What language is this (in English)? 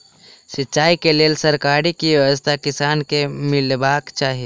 Maithili